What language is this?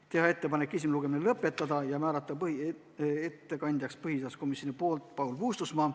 Estonian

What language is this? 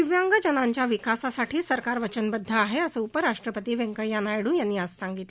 Marathi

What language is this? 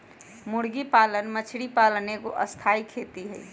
Magahi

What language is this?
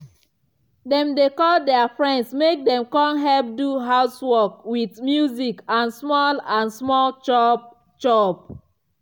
Nigerian Pidgin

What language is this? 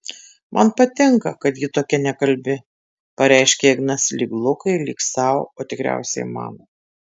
Lithuanian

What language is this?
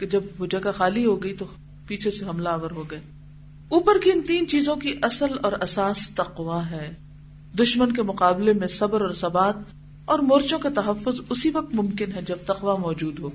Urdu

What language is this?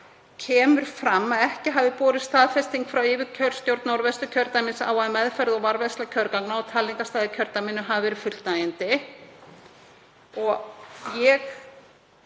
Icelandic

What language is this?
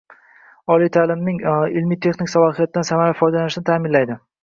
Uzbek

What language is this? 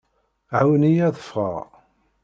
Kabyle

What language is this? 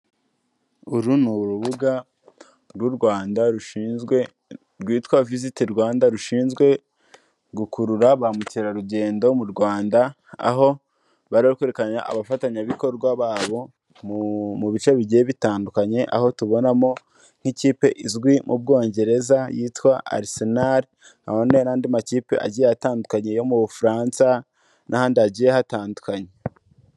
Kinyarwanda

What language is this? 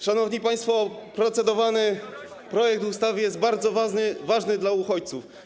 Polish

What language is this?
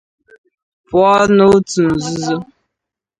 Igbo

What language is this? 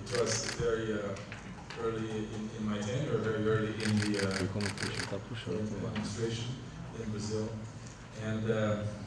English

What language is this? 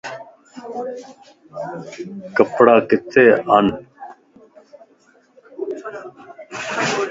Lasi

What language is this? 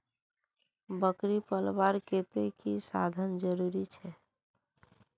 Magahi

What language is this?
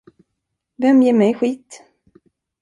Swedish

